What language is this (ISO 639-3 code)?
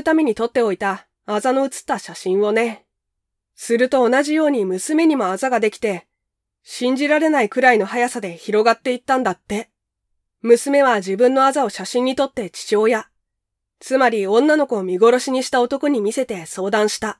jpn